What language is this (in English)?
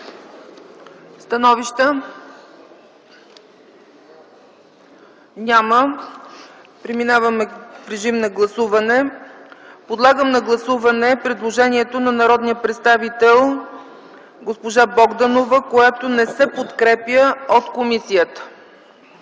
Bulgarian